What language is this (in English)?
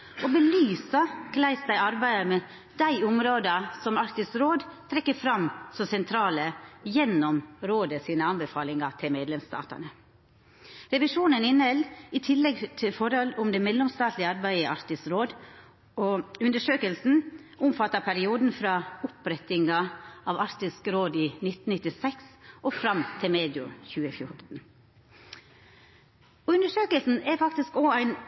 Norwegian Nynorsk